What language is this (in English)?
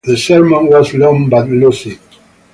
English